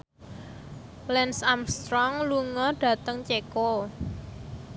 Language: Javanese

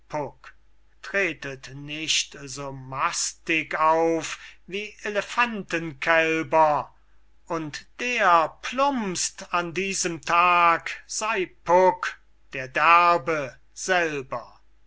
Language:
German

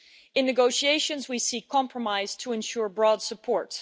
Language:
English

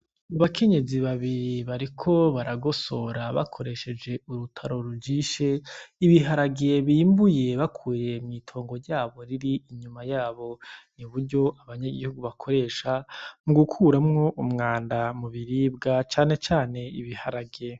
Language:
Rundi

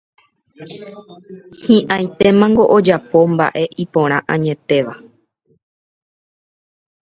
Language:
Guarani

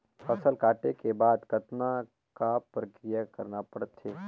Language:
Chhattisgarhi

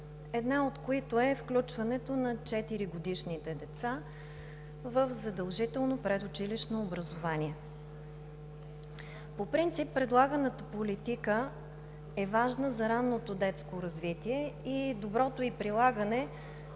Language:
Bulgarian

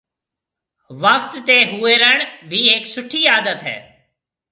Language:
Marwari (Pakistan)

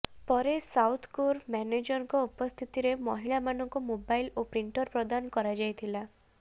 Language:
Odia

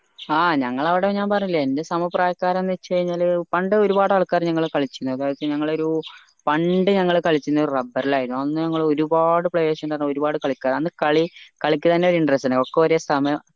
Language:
Malayalam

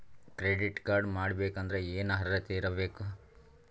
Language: Kannada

